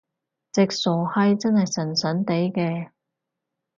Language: Cantonese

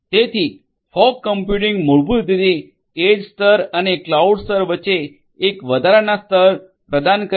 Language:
Gujarati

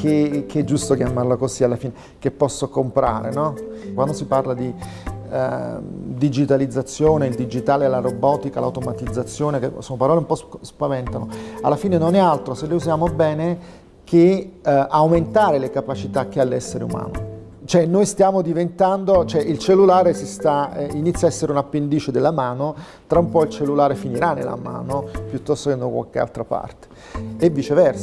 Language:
Italian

